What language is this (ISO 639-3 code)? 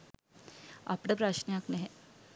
sin